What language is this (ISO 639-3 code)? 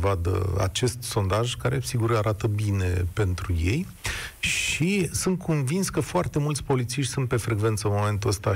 ron